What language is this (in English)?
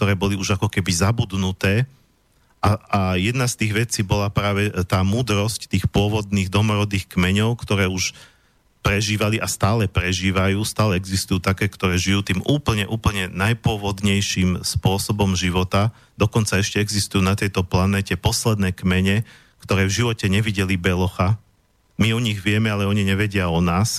Slovak